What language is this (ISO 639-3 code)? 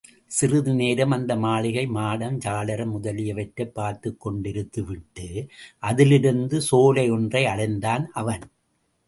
tam